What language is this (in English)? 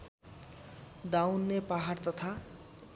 Nepali